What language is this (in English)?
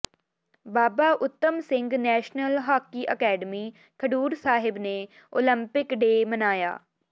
Punjabi